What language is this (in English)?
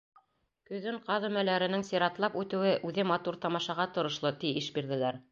Bashkir